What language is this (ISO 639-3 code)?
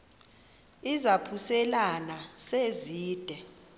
xho